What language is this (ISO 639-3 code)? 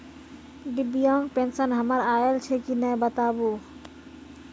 mai